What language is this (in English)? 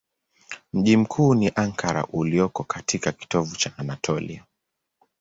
Swahili